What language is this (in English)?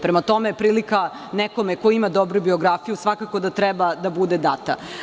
Serbian